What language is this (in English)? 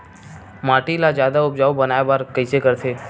Chhattisgarhi